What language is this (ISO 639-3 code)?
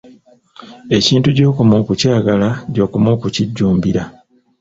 lug